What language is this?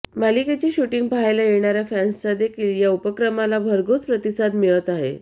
Marathi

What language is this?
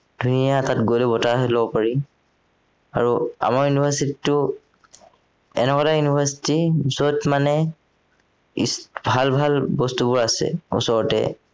Assamese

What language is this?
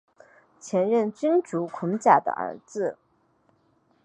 Chinese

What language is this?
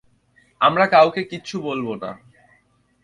Bangla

